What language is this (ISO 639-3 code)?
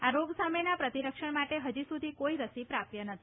guj